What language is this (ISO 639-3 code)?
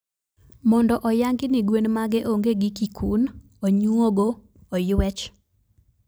luo